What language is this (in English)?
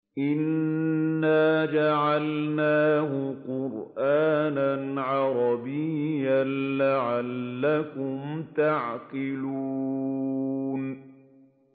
Arabic